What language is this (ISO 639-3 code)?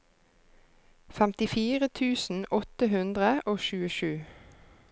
nor